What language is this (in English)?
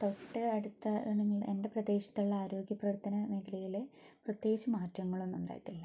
Malayalam